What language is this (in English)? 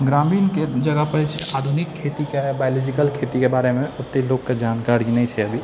Maithili